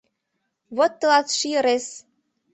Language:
Mari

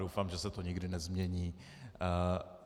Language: Czech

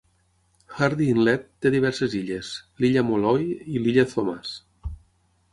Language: Catalan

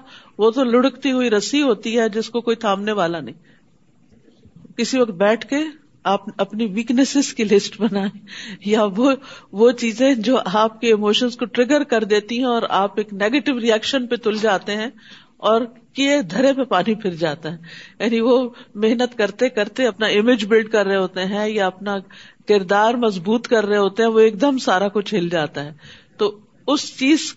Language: Urdu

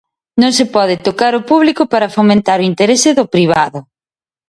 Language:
Galician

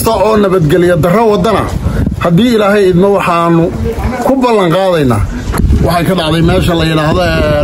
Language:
Arabic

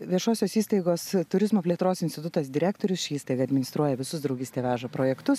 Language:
Lithuanian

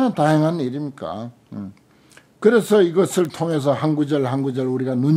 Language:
Korean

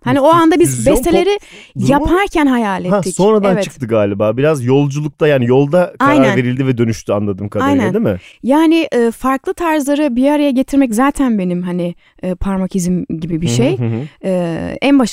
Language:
Turkish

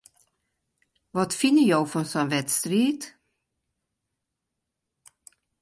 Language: Western Frisian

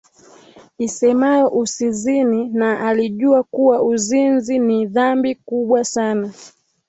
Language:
Swahili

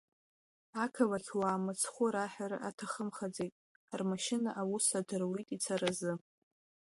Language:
Abkhazian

